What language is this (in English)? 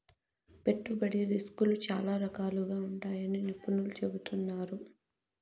Telugu